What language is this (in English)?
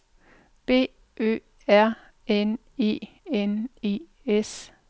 Danish